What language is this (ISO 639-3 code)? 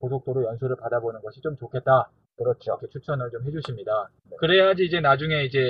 kor